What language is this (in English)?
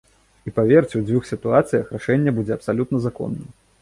Belarusian